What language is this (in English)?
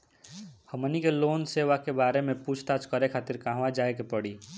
Bhojpuri